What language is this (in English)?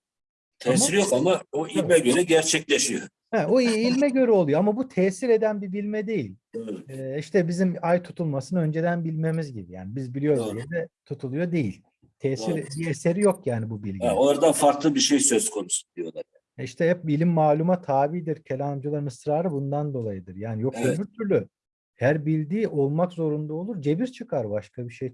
Turkish